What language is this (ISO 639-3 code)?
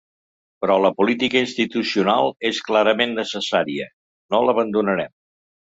cat